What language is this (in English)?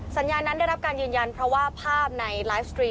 Thai